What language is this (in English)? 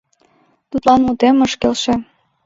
Mari